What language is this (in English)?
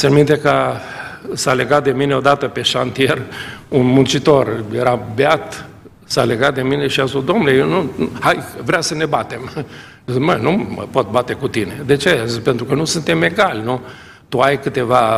Romanian